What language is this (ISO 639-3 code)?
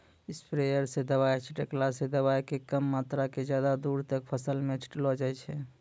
mai